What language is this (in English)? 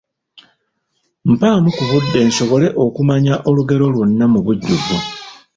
Ganda